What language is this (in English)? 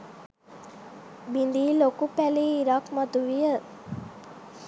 Sinhala